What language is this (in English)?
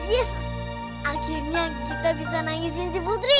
Indonesian